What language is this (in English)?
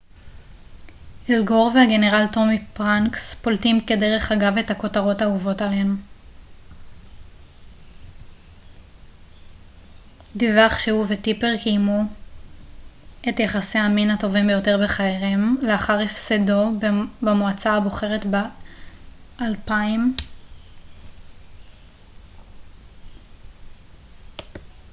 Hebrew